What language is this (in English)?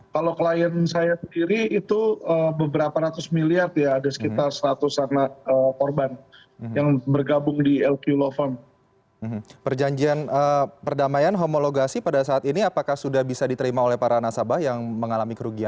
Indonesian